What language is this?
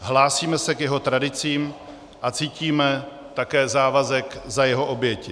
Czech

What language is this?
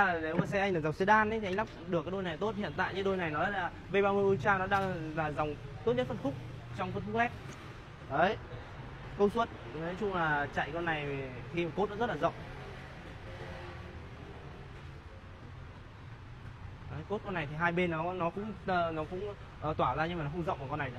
Vietnamese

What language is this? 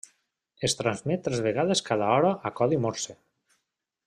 Catalan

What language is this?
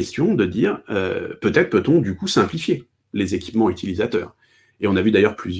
French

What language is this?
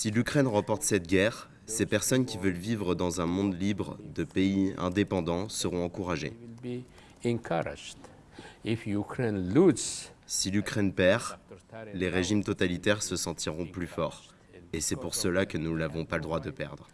French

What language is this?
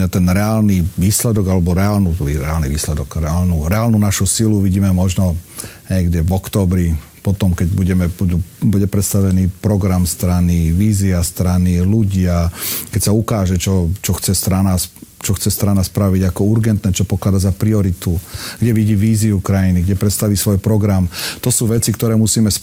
Slovak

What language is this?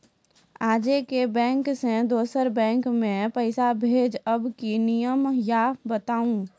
Maithili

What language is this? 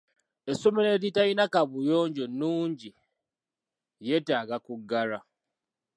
Ganda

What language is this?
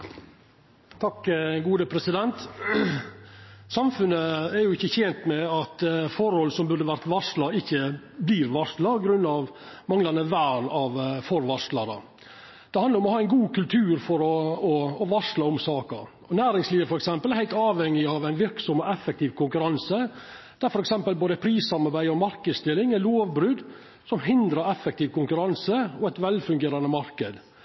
Norwegian Nynorsk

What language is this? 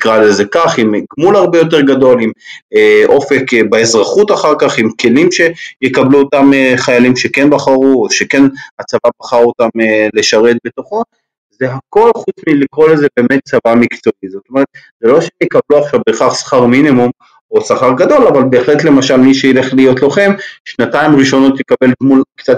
Hebrew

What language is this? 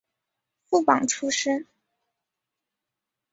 Chinese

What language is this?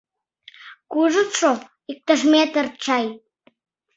Mari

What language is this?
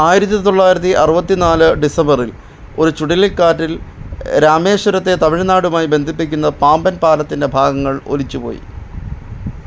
Malayalam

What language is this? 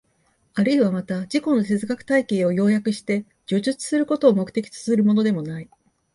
Japanese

